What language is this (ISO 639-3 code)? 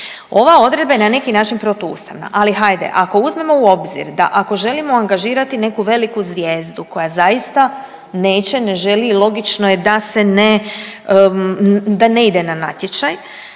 hrv